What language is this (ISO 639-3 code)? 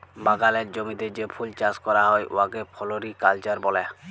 ben